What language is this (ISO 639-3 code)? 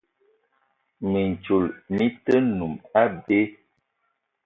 eto